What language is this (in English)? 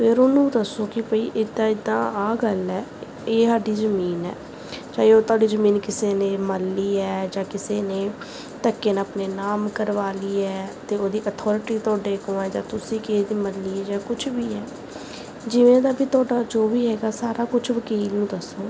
Punjabi